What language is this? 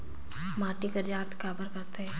Chhattisgarhi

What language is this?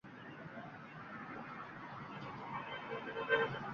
Uzbek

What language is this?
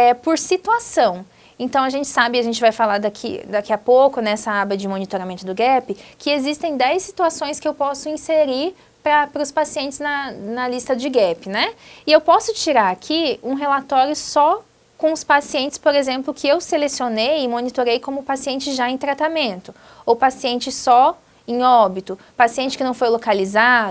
Portuguese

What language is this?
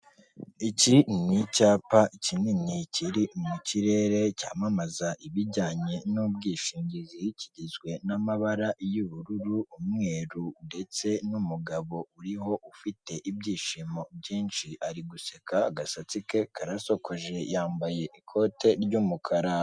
Kinyarwanda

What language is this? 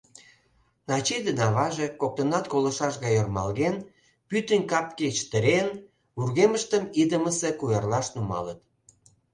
Mari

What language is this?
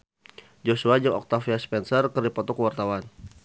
Sundanese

